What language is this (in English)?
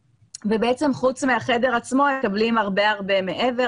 Hebrew